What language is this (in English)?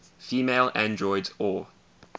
English